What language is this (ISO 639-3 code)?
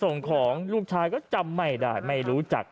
tha